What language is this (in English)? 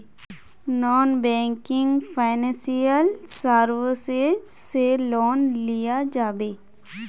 Magahi